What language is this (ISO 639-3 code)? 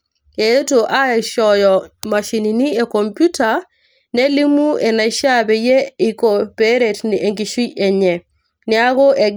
mas